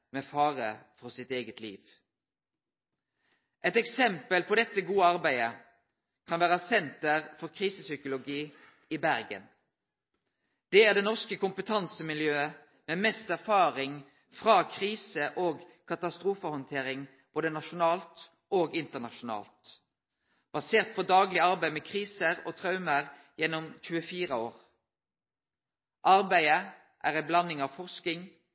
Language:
Norwegian Nynorsk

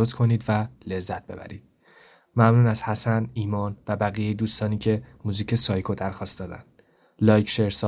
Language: Persian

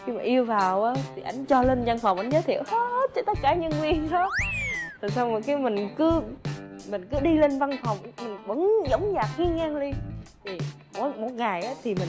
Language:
Vietnamese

